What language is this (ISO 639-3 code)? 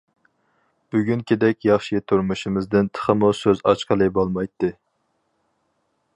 uig